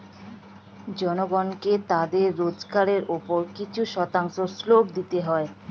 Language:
Bangla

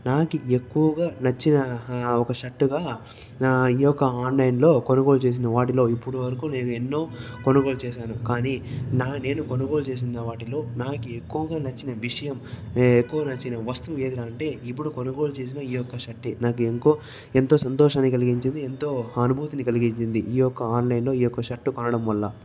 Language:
Telugu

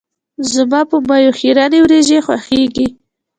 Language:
Pashto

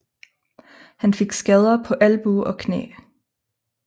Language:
Danish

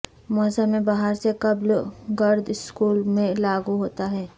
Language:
Urdu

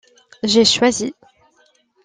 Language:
French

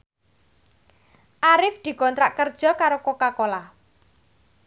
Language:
Javanese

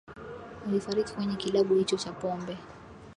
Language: Swahili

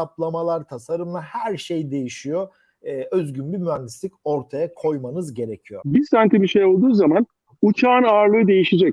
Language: Turkish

